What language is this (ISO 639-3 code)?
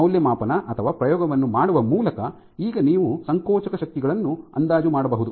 kan